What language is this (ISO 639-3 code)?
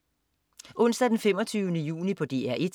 dan